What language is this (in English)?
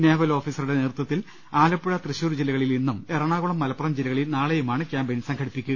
Malayalam